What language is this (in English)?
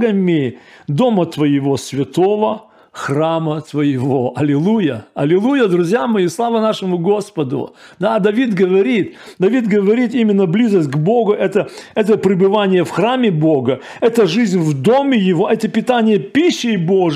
Russian